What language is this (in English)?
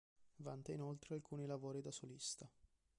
Italian